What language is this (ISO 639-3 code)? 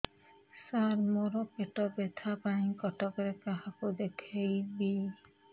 ori